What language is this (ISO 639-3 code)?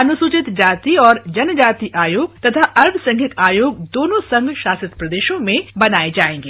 hin